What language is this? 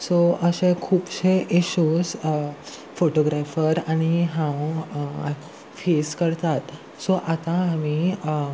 Konkani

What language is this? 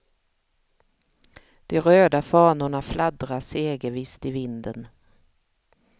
Swedish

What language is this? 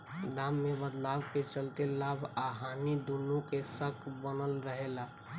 Bhojpuri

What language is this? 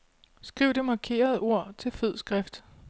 Danish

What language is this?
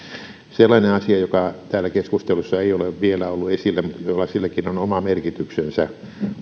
Finnish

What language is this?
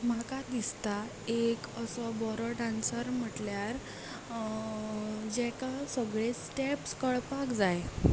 Konkani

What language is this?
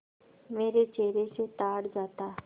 Hindi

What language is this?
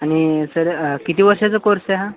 Marathi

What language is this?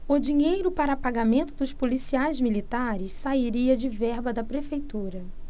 Portuguese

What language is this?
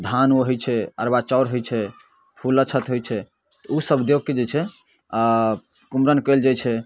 Maithili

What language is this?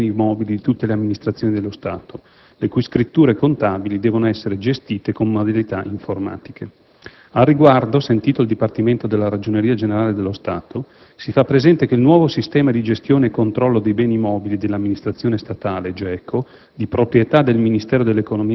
Italian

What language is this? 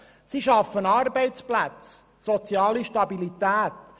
Swiss German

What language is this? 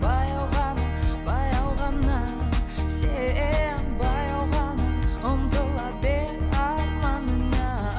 Kazakh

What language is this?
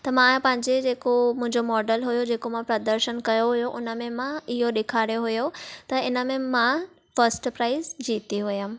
Sindhi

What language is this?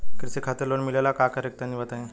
Bhojpuri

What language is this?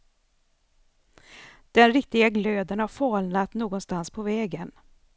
Swedish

